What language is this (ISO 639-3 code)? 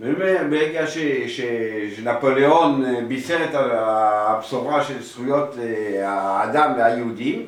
heb